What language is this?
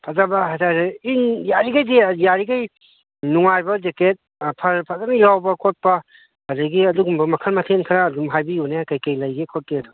Manipuri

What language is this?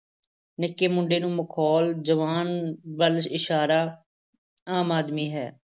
Punjabi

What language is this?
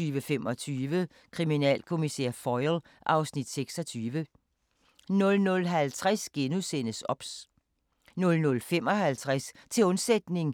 Danish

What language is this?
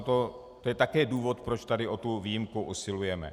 Czech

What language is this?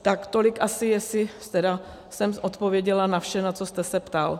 Czech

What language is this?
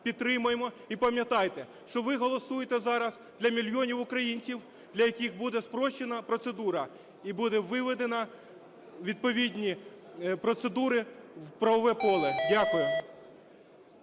Ukrainian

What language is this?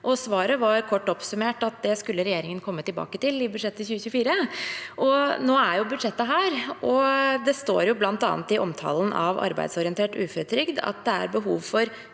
Norwegian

